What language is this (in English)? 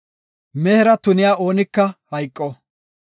Gofa